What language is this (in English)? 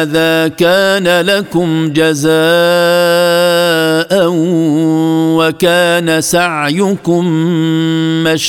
Arabic